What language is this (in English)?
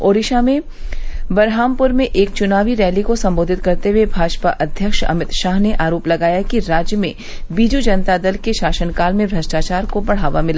Hindi